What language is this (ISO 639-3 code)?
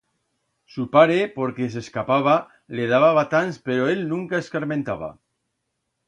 arg